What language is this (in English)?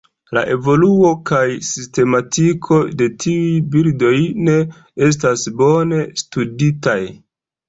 Esperanto